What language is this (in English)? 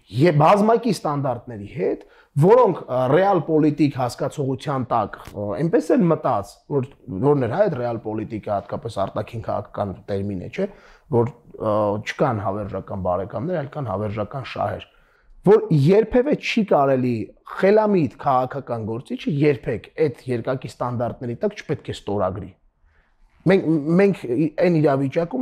Romanian